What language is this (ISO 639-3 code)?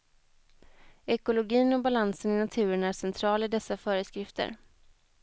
swe